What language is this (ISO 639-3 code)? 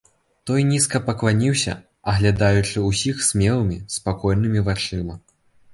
bel